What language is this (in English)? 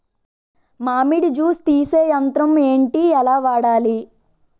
Telugu